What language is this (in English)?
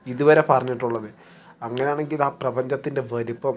Malayalam